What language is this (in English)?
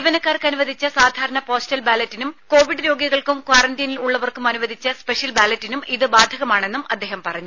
Malayalam